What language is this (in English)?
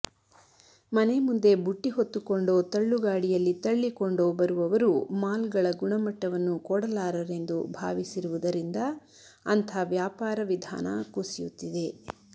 Kannada